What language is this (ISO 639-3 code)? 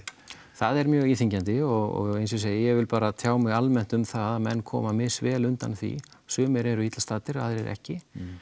isl